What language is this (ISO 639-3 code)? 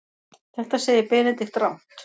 isl